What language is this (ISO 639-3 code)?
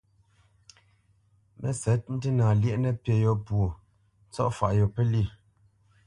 bce